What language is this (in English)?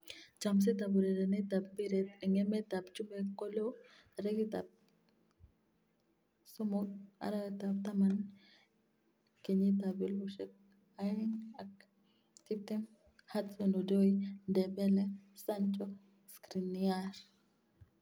Kalenjin